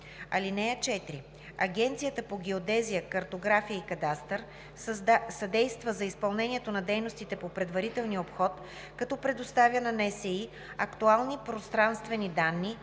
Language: Bulgarian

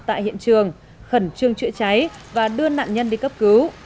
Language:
Vietnamese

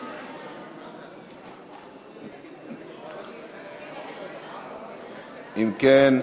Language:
Hebrew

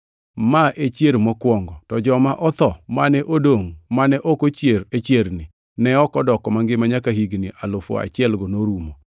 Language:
Luo (Kenya and Tanzania)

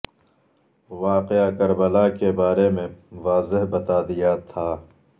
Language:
Urdu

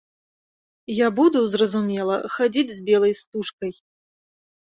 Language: Belarusian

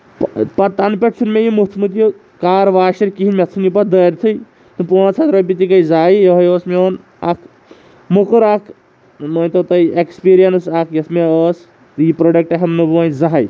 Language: Kashmiri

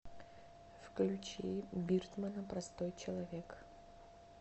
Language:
Russian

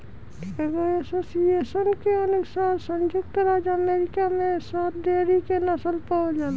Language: Bhojpuri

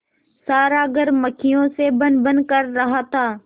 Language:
Hindi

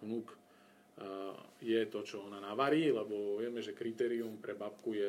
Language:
Slovak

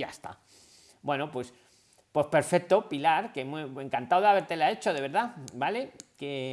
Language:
Spanish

